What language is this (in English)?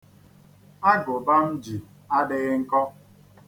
Igbo